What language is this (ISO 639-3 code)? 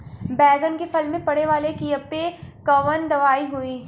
bho